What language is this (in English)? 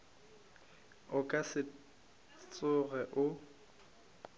Northern Sotho